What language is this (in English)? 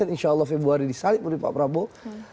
Indonesian